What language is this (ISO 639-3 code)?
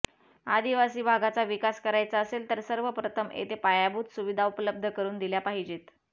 mar